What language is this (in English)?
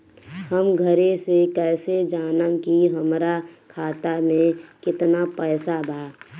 Bhojpuri